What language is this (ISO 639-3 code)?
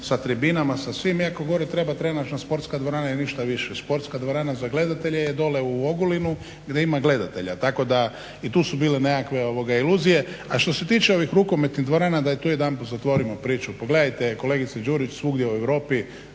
hrv